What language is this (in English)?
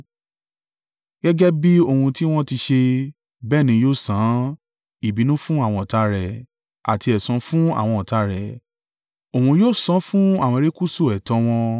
Yoruba